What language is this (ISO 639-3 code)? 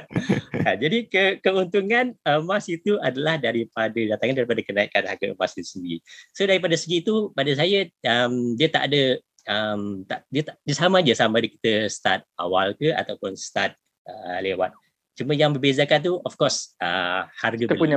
msa